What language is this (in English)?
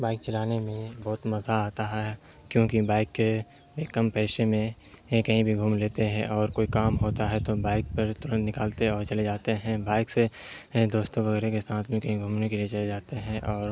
Urdu